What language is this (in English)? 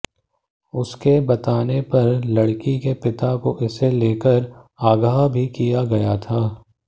Hindi